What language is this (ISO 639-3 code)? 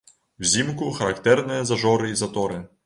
bel